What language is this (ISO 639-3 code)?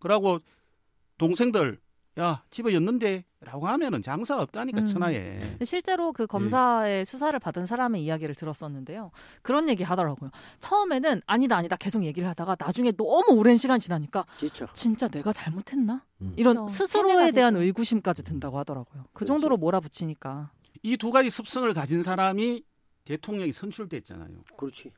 kor